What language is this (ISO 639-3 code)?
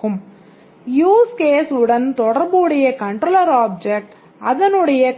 tam